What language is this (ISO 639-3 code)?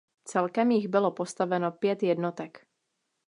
ces